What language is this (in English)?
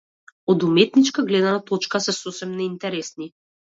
Macedonian